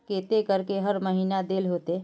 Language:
Magahi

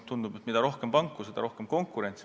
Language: Estonian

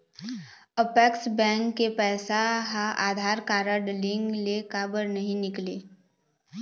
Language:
Chhattisgarhi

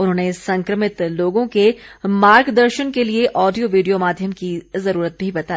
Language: Hindi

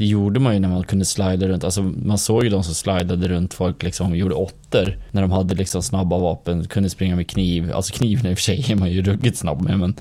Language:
Swedish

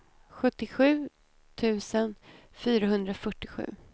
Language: Swedish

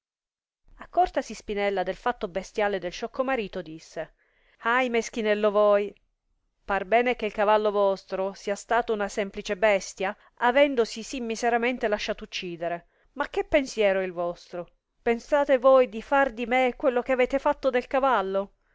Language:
Italian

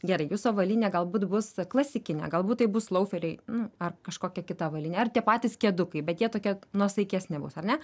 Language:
Lithuanian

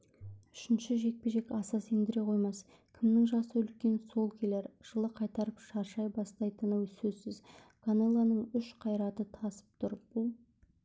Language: Kazakh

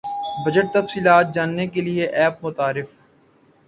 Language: Urdu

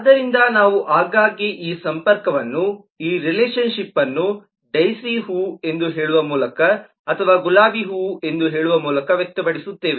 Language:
Kannada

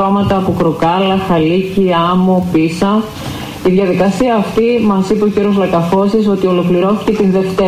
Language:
Greek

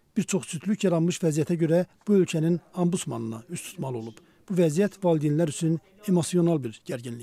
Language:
Turkish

